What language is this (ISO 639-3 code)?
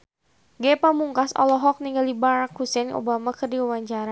sun